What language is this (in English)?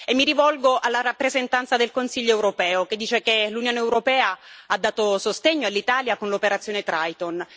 Italian